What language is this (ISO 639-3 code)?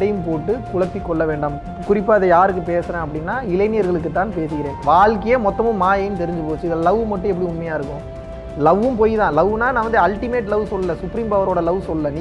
ron